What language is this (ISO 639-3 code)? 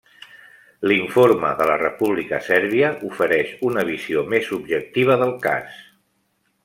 cat